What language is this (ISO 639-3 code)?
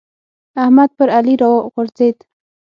pus